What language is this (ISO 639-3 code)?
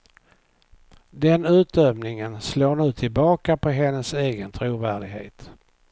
swe